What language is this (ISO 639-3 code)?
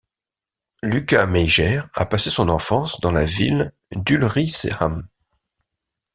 fra